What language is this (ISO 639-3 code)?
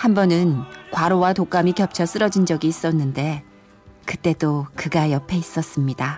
kor